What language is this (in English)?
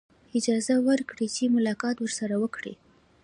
Pashto